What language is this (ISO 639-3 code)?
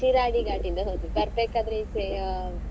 kan